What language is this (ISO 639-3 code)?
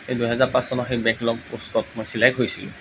asm